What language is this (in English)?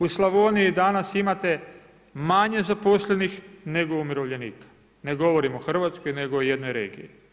Croatian